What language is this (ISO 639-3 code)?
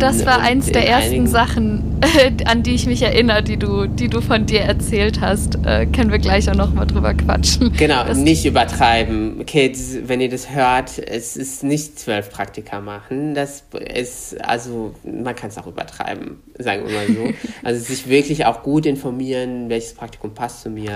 deu